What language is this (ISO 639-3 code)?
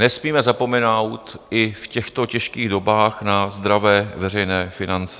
ces